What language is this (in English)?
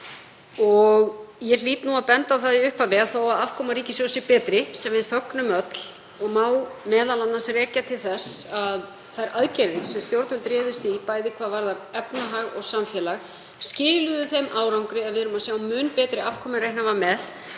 Icelandic